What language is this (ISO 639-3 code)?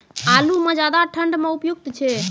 mai